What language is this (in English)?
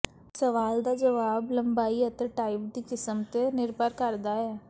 Punjabi